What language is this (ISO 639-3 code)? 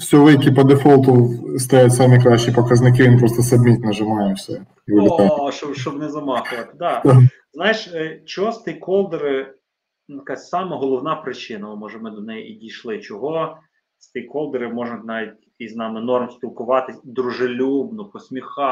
ukr